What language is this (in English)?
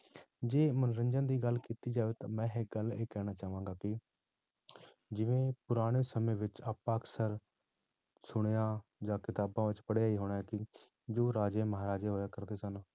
Punjabi